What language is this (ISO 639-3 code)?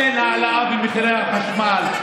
heb